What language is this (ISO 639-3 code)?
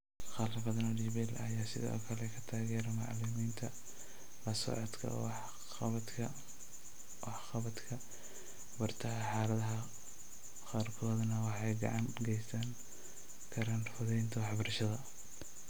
som